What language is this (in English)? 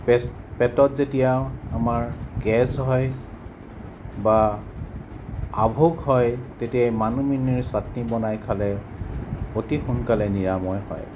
Assamese